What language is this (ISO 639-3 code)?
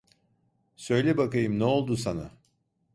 tur